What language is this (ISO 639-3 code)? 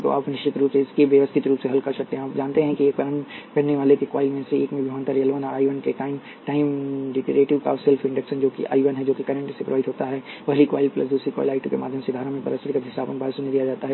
hin